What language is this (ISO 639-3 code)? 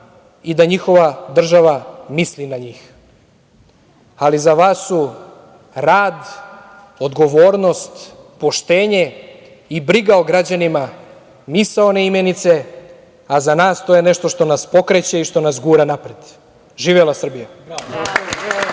srp